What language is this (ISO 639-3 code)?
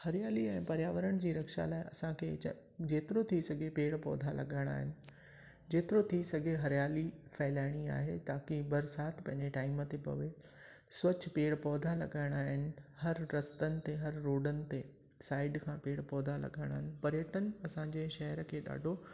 snd